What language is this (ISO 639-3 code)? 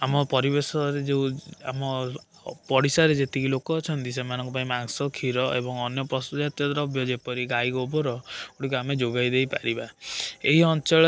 ori